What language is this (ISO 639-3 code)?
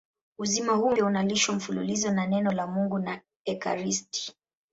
swa